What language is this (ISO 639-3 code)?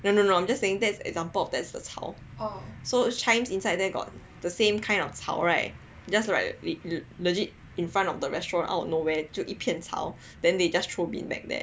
eng